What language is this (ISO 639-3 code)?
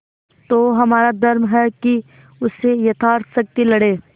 hin